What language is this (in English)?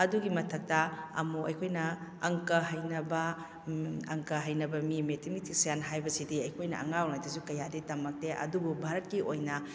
Manipuri